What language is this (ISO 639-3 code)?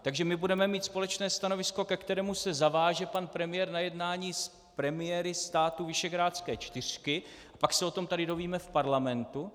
ces